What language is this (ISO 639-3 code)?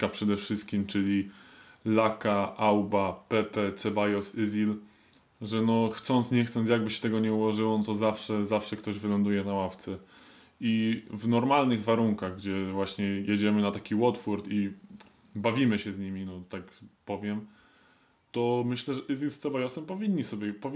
pol